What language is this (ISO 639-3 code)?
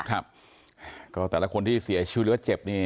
tha